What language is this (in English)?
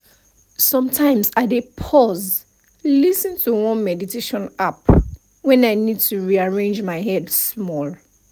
Nigerian Pidgin